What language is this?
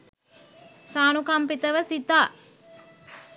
Sinhala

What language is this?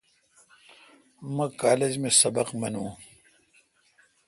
Kalkoti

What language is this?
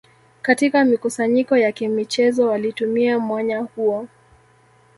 Swahili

